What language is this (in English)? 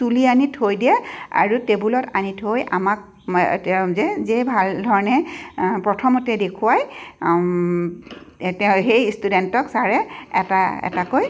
Assamese